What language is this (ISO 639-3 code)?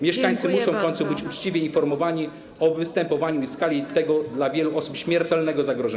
pol